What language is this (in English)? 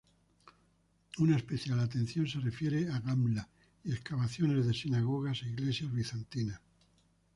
Spanish